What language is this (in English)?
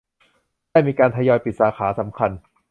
Thai